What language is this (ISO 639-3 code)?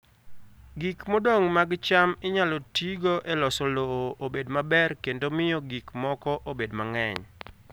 luo